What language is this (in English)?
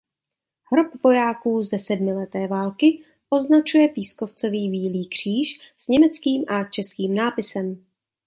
Czech